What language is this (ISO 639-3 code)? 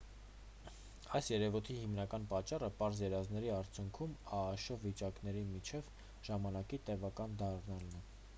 hye